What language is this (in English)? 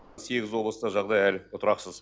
Kazakh